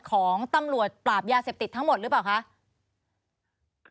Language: Thai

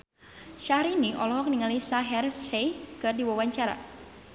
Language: Sundanese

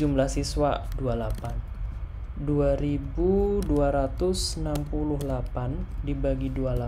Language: Indonesian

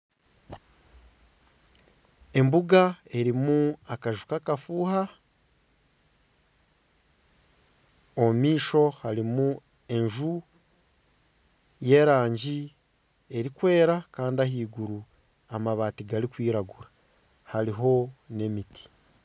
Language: Nyankole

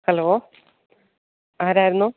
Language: Malayalam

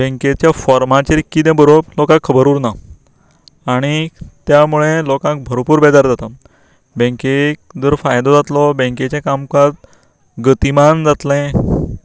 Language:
Konkani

